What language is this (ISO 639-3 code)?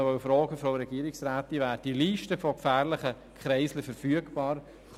gsw